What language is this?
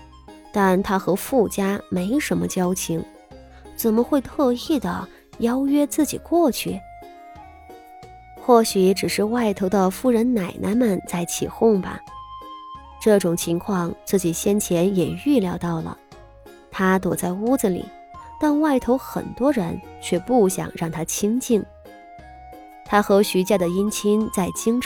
Chinese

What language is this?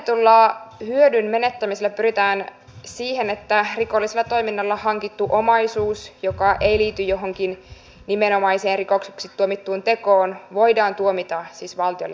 Finnish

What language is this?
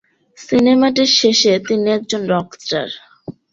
Bangla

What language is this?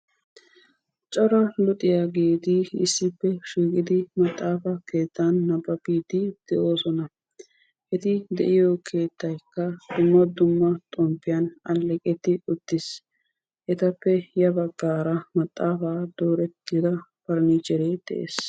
Wolaytta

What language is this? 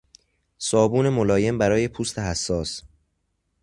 Persian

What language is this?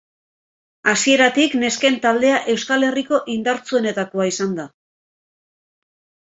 Basque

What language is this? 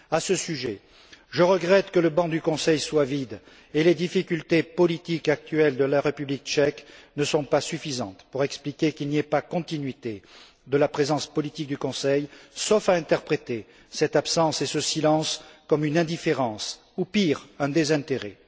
French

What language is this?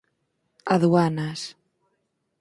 Galician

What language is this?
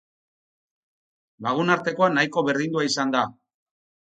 Basque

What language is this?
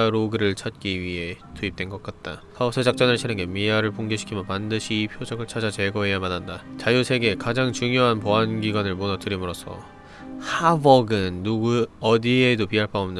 Korean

